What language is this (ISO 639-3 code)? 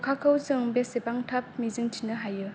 brx